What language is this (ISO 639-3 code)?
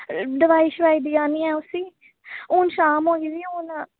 doi